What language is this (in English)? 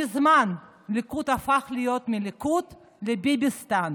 Hebrew